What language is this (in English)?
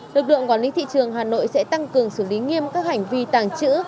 Vietnamese